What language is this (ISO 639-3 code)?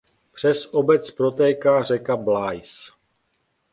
ces